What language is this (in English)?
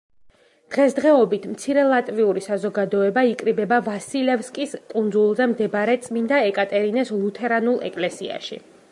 Georgian